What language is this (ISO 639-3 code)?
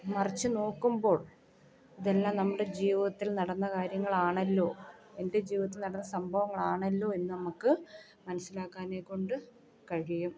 mal